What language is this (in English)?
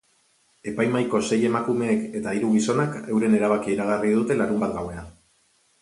Basque